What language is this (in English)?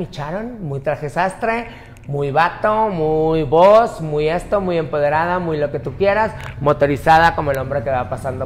Spanish